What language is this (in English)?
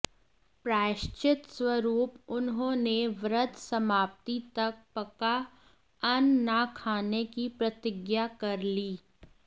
Hindi